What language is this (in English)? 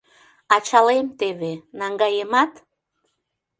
Mari